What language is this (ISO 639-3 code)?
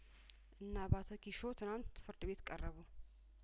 amh